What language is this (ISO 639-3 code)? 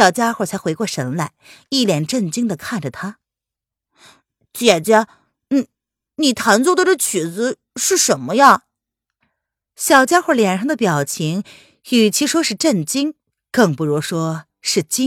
zho